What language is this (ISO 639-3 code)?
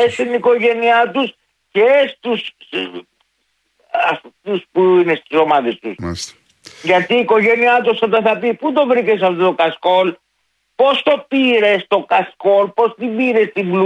ell